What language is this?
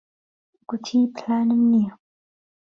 Central Kurdish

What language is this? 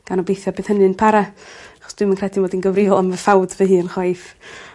Welsh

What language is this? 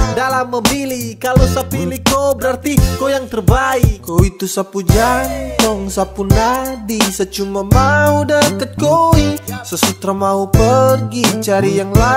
Indonesian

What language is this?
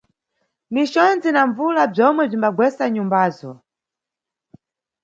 Nyungwe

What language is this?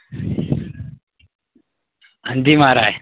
Dogri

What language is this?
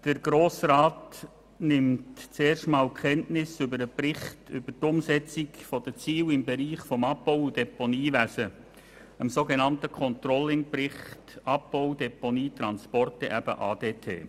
Swiss German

